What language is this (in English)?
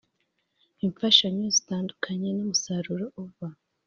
Kinyarwanda